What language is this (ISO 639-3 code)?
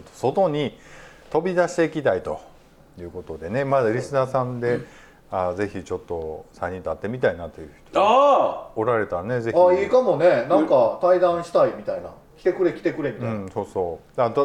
jpn